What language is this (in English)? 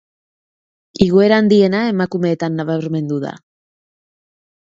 Basque